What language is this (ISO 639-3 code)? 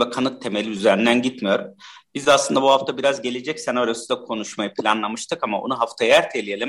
tur